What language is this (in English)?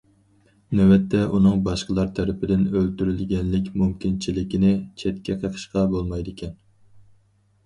Uyghur